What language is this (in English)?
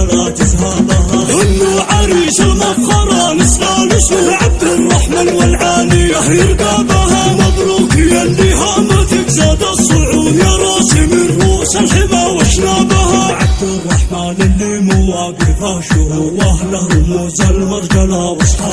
Arabic